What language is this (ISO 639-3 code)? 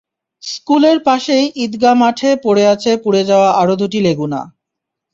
ben